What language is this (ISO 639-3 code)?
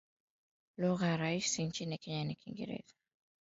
swa